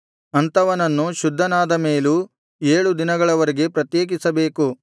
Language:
Kannada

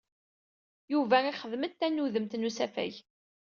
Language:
Kabyle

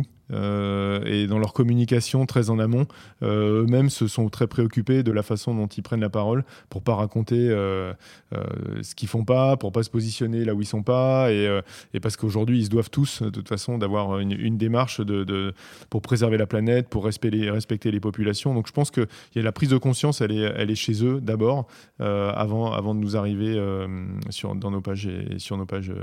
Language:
French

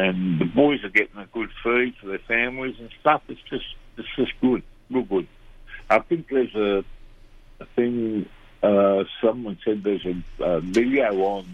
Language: English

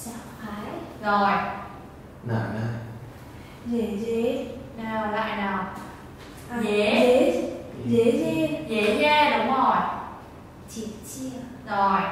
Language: Vietnamese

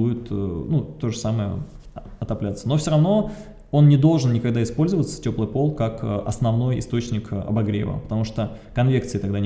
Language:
Russian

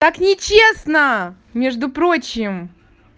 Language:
Russian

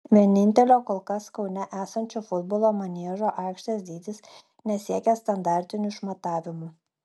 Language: Lithuanian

